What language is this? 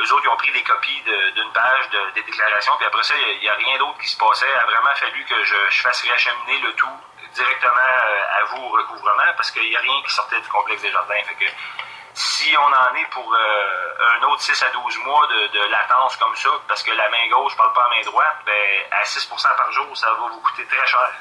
French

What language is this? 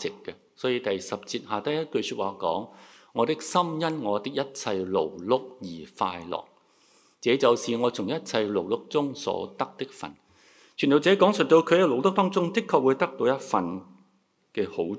Chinese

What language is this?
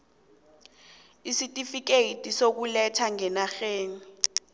South Ndebele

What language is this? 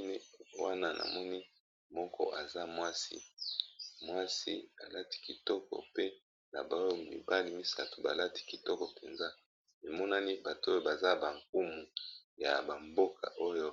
Lingala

